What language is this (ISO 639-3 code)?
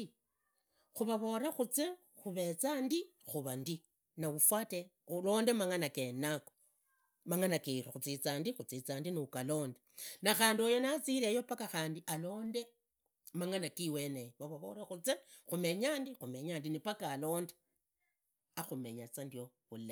ida